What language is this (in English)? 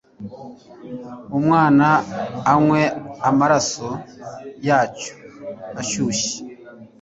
Kinyarwanda